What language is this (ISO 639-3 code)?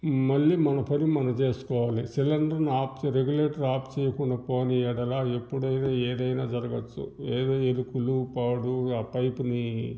tel